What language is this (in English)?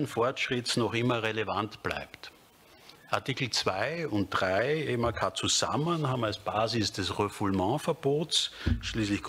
German